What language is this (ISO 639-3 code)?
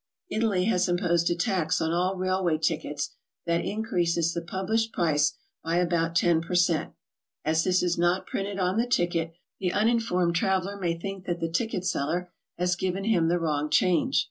eng